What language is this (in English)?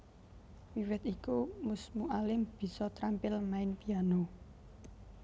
Javanese